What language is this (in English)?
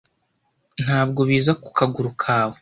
Kinyarwanda